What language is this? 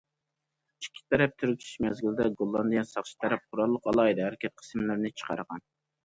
Uyghur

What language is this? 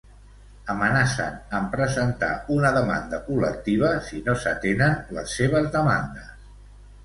Catalan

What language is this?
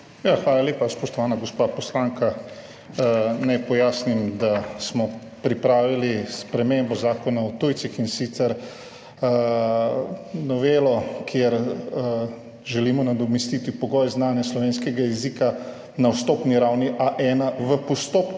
Slovenian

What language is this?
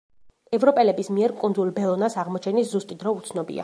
Georgian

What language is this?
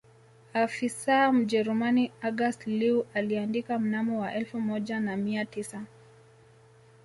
Swahili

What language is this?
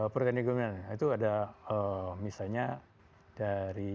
Indonesian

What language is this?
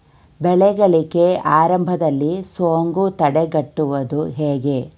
Kannada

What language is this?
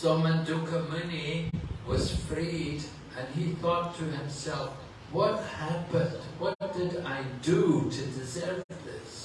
English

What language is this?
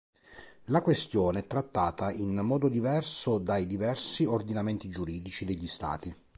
Italian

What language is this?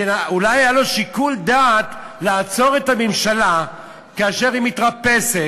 Hebrew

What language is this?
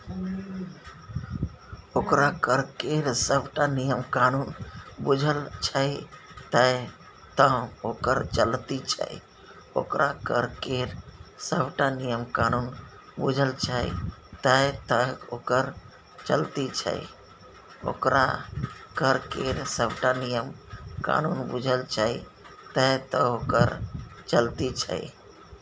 Maithili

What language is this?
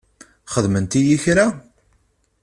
Kabyle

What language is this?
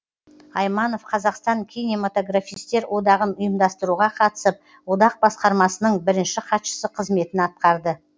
Kazakh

